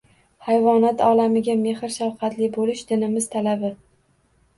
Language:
Uzbek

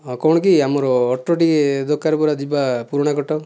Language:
Odia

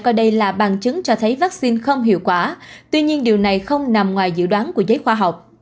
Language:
Vietnamese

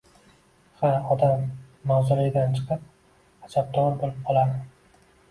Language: Uzbek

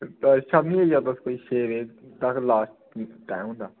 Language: Dogri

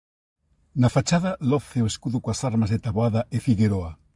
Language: Galician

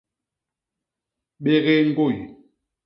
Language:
Basaa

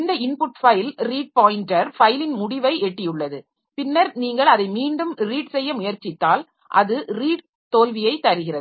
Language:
Tamil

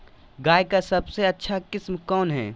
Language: Magahi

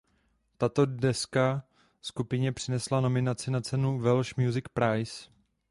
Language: Czech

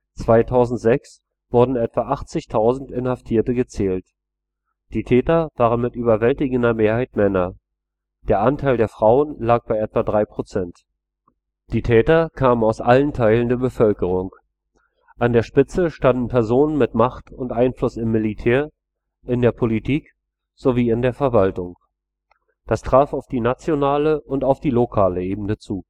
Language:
German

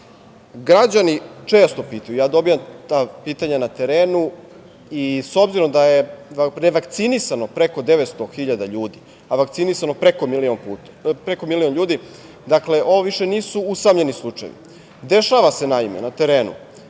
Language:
Serbian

